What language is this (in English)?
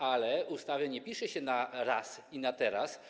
Polish